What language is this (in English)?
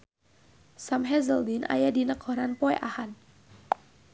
Sundanese